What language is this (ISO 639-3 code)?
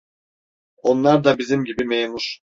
tur